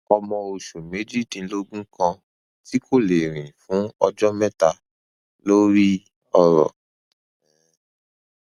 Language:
Yoruba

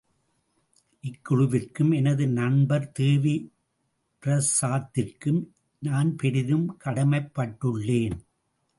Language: Tamil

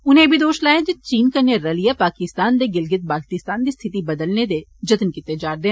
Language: Dogri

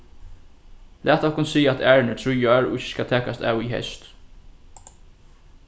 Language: Faroese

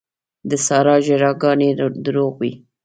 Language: Pashto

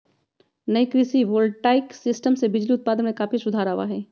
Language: Magahi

